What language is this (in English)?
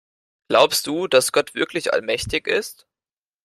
German